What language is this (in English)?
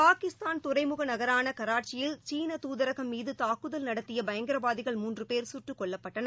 Tamil